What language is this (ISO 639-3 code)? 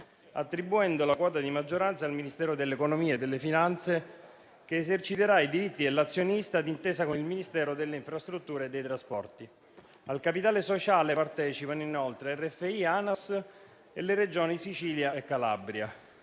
ita